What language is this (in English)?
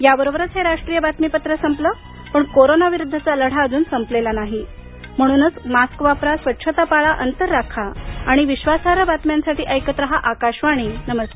Marathi